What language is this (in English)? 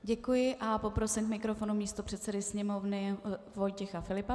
Czech